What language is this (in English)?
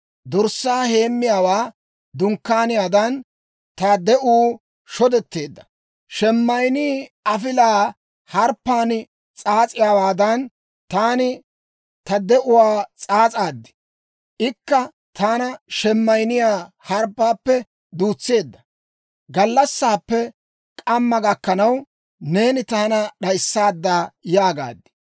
Dawro